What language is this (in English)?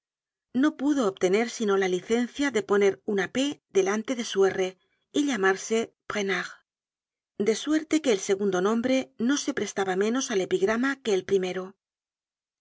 Spanish